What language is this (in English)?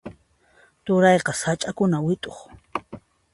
Puno Quechua